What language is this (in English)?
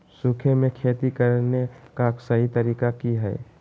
Magahi